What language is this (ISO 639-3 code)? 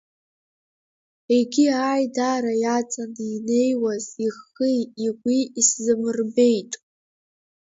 abk